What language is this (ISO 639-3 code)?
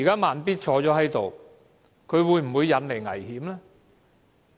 yue